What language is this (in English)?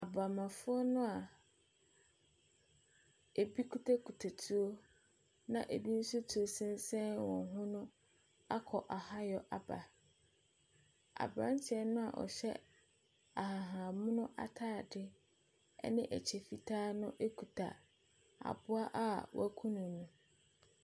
Akan